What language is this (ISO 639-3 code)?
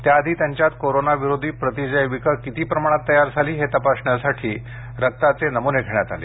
mar